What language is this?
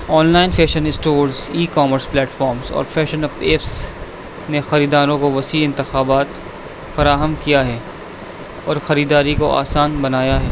Urdu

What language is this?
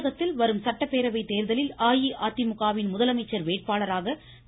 Tamil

